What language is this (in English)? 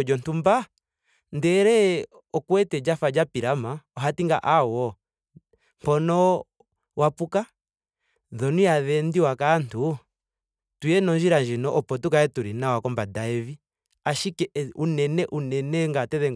Ndonga